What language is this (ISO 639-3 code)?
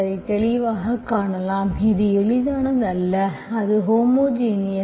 tam